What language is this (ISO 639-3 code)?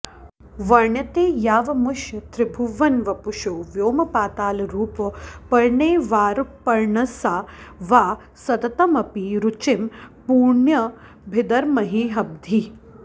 san